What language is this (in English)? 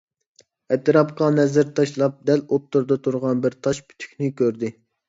Uyghur